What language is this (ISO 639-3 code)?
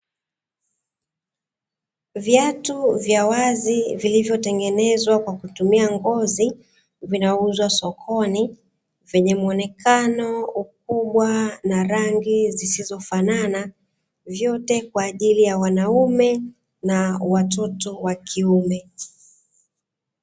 swa